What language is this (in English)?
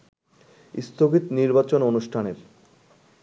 Bangla